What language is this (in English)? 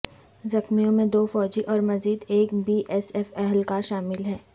Urdu